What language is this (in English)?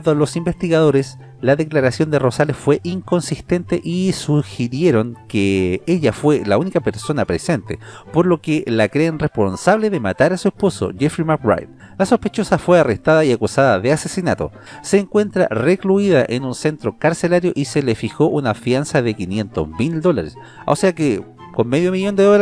Spanish